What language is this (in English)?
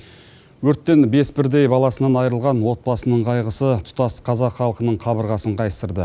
Kazakh